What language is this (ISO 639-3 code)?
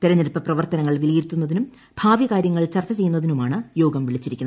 mal